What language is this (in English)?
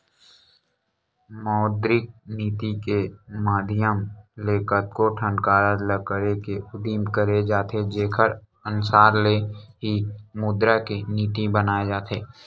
Chhattisgarhi